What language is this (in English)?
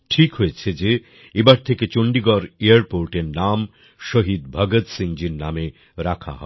Bangla